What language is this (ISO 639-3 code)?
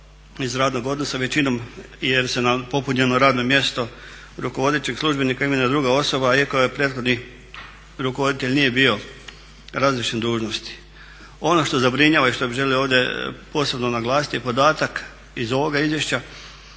hrv